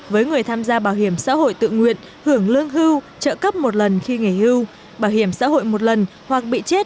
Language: Vietnamese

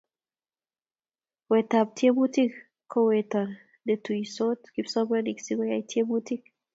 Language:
Kalenjin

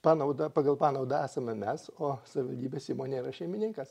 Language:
Lithuanian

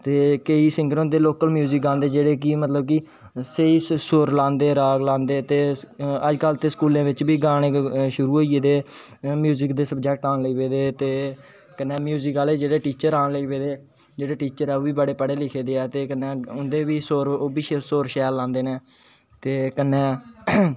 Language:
Dogri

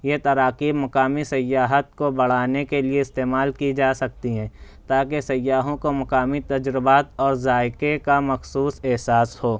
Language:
Urdu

